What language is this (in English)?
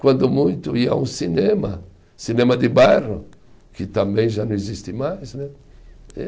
Portuguese